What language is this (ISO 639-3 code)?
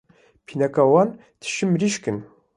kur